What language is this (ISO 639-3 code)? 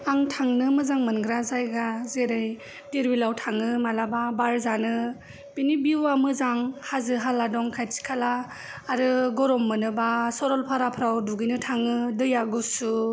brx